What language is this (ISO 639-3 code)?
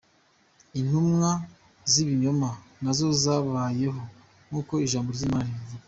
kin